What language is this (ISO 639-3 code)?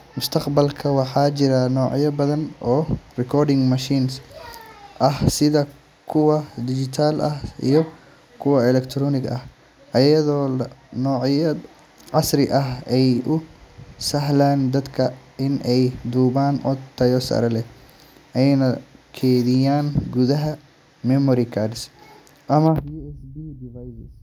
som